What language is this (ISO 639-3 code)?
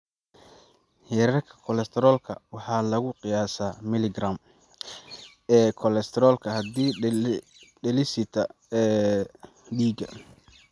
som